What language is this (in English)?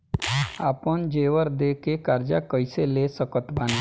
Bhojpuri